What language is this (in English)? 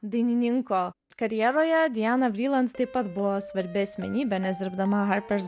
Lithuanian